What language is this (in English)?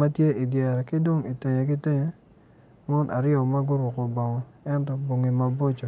Acoli